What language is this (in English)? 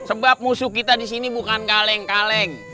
Indonesian